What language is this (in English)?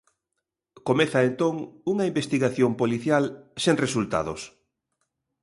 Galician